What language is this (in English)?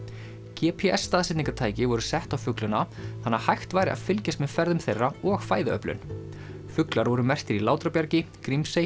Icelandic